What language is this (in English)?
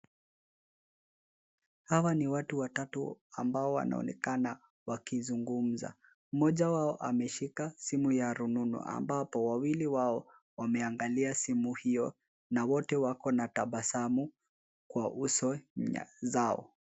Swahili